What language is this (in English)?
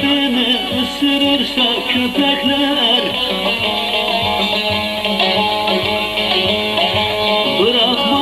Turkish